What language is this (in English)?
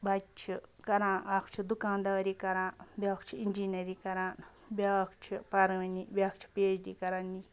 Kashmiri